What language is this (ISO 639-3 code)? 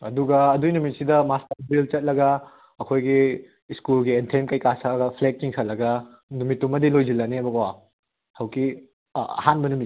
mni